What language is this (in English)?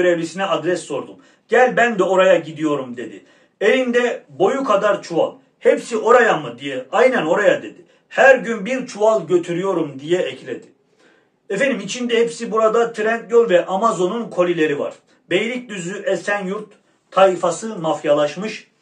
Turkish